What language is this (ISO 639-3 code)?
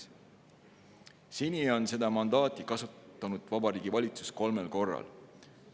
est